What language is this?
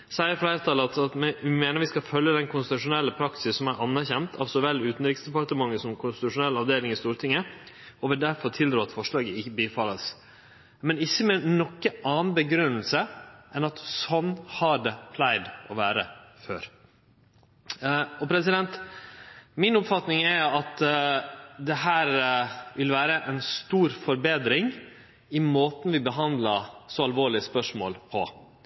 Norwegian Nynorsk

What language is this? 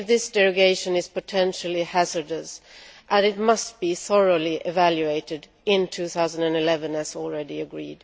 English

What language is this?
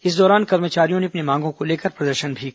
Hindi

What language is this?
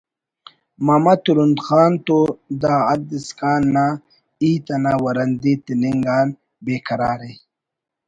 Brahui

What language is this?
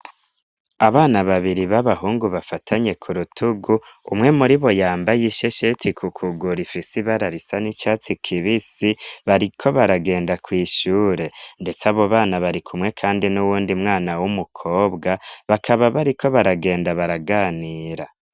Rundi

